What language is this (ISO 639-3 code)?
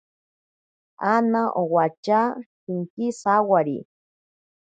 prq